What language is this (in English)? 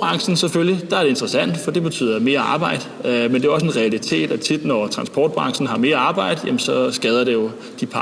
Danish